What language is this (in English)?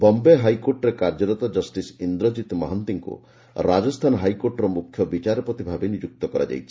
Odia